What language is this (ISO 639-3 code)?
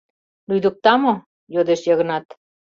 chm